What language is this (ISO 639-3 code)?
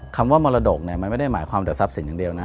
tha